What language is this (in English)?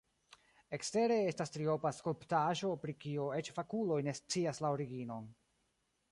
Esperanto